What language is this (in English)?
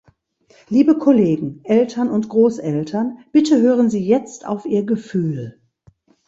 German